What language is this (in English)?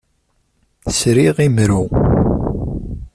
Kabyle